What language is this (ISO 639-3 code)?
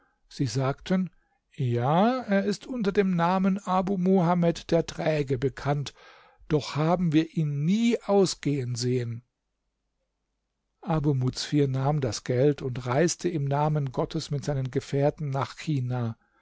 deu